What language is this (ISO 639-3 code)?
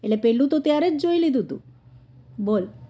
guj